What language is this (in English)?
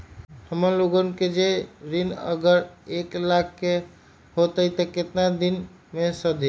Magahi